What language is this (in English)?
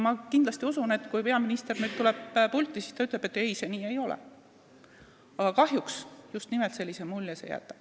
Estonian